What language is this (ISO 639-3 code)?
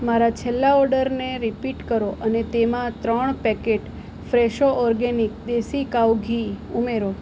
guj